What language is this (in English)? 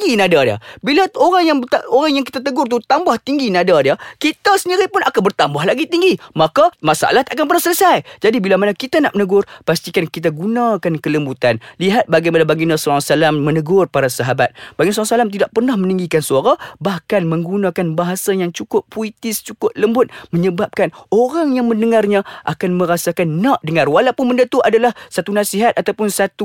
Malay